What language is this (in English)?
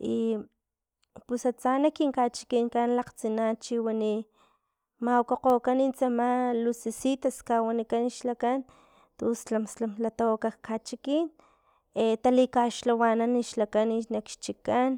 Filomena Mata-Coahuitlán Totonac